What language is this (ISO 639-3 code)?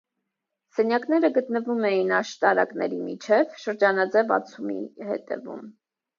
hye